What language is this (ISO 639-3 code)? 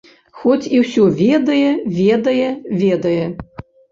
bel